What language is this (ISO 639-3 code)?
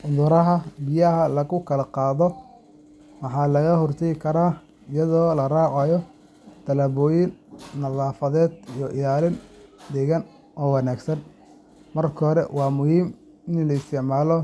som